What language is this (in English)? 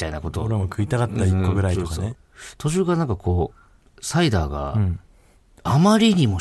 Japanese